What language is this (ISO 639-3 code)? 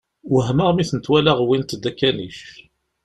kab